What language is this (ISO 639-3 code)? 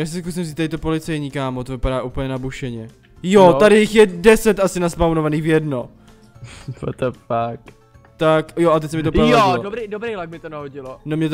ces